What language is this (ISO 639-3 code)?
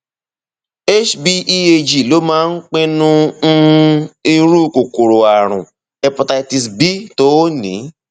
yor